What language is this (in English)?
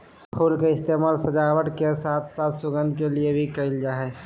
Magahi